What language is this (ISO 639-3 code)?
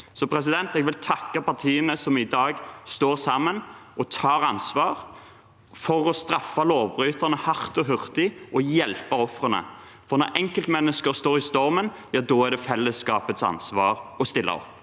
nor